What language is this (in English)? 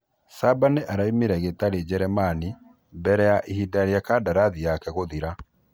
Kikuyu